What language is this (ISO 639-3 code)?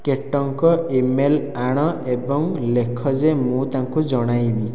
ori